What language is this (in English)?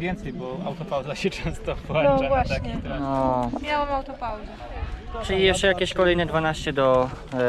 Polish